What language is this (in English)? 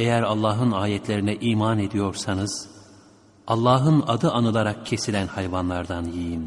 Turkish